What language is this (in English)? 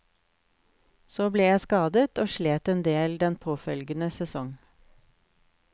Norwegian